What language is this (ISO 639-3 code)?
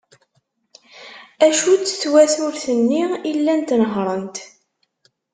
kab